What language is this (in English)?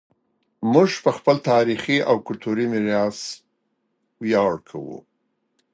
Pashto